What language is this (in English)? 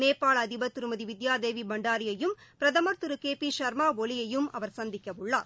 Tamil